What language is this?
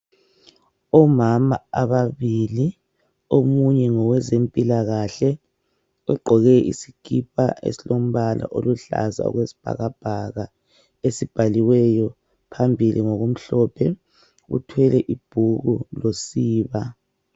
North Ndebele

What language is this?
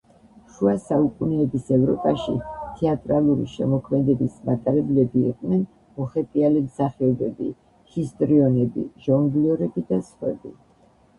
Georgian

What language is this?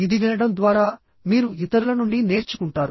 Telugu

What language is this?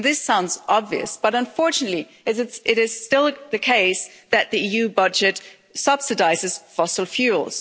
English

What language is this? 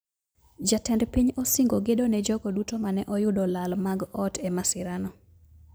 Luo (Kenya and Tanzania)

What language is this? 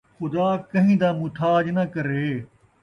Saraiki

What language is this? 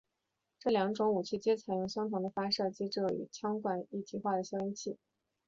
Chinese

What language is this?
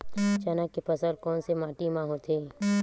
Chhattisgarhi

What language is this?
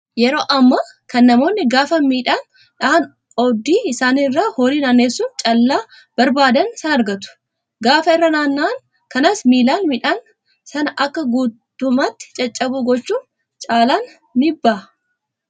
Oromo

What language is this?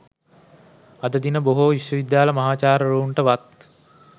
Sinhala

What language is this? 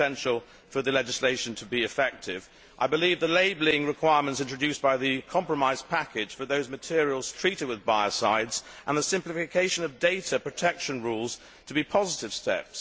English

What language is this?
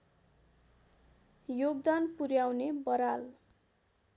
Nepali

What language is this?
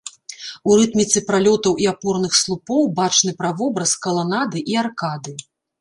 Belarusian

